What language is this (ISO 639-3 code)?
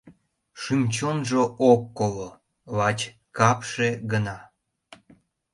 chm